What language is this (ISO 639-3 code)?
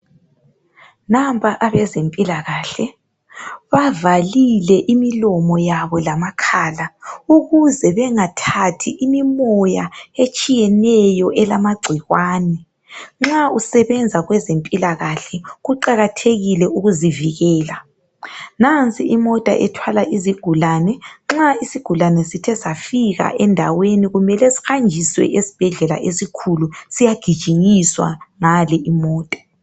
nde